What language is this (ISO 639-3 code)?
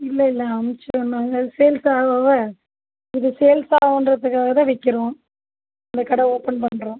tam